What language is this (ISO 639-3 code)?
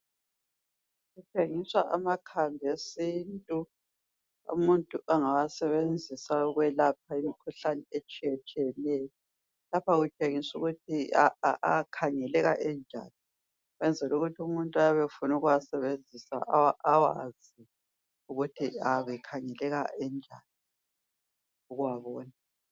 nde